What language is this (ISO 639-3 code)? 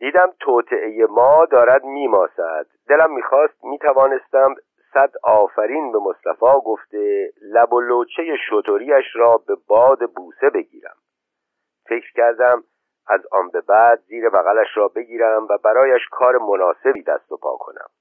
fas